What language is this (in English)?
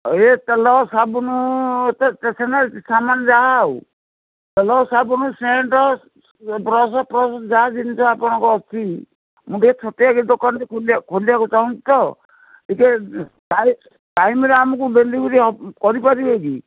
Odia